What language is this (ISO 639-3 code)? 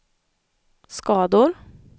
swe